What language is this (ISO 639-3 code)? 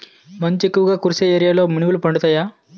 tel